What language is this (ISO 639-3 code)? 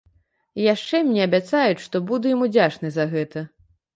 bel